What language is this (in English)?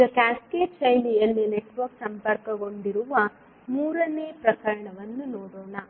Kannada